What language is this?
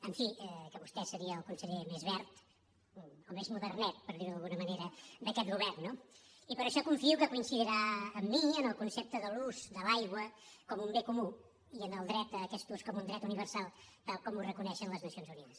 Catalan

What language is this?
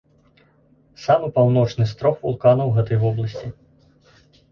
Belarusian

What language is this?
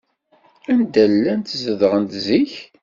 Kabyle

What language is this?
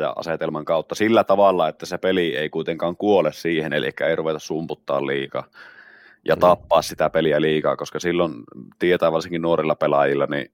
Finnish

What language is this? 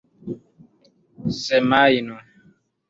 Esperanto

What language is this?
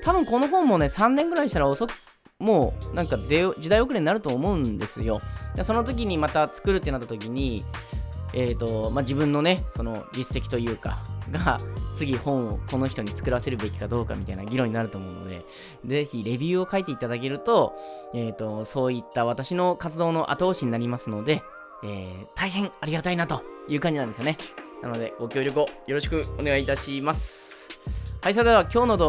Japanese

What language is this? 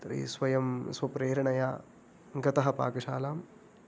Sanskrit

